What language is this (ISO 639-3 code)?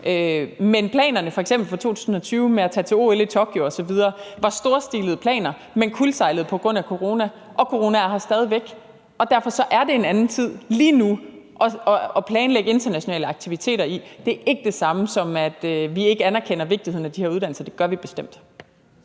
dan